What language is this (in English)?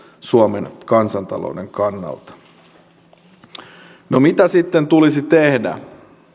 Finnish